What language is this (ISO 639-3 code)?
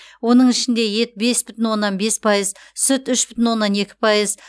kaz